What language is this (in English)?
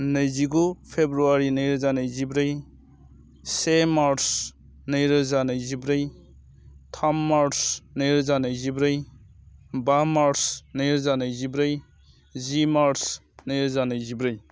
Bodo